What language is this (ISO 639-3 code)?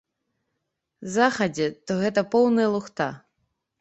bel